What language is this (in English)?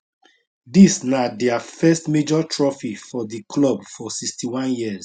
Nigerian Pidgin